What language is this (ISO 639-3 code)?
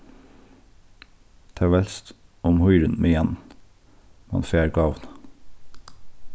fao